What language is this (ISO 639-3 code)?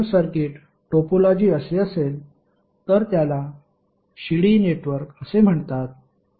mar